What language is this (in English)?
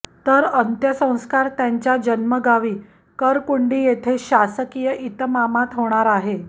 Marathi